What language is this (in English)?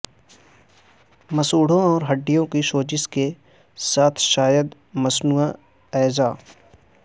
Urdu